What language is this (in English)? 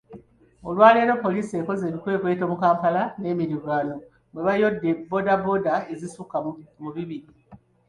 Ganda